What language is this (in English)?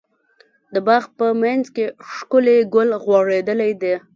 Pashto